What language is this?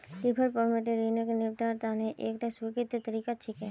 Magahi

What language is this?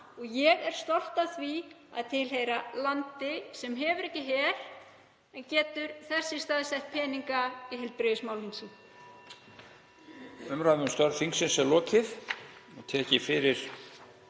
Icelandic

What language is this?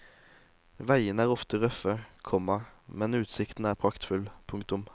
Norwegian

